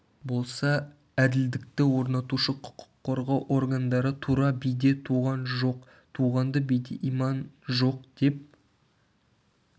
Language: Kazakh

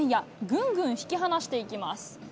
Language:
Japanese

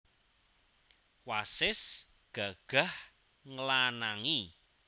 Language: Javanese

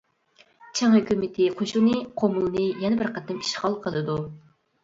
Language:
Uyghur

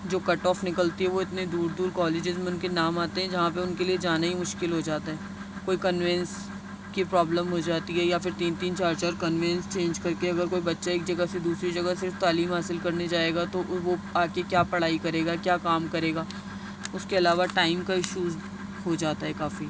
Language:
Urdu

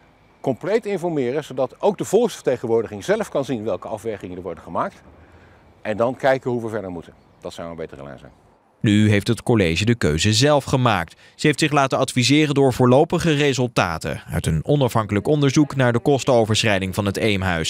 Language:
Dutch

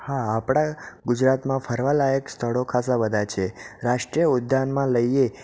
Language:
Gujarati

